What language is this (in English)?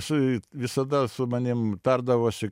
Lithuanian